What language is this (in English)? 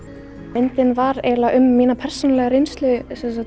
Icelandic